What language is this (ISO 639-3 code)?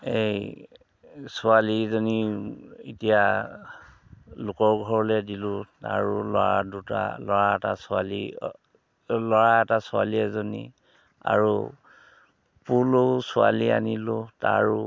asm